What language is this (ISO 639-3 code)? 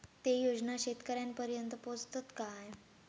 mar